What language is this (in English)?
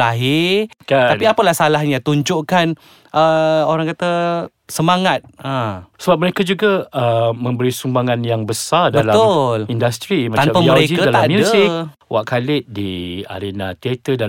Malay